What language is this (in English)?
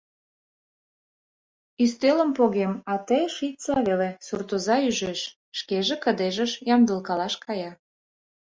Mari